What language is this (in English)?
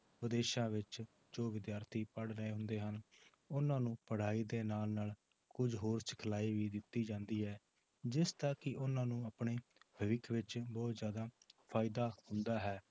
Punjabi